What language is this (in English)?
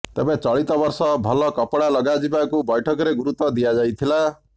Odia